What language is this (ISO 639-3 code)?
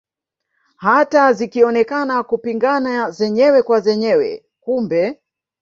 swa